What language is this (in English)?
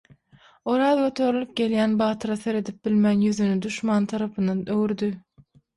Turkmen